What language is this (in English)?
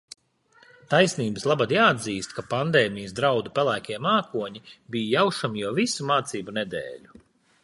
Latvian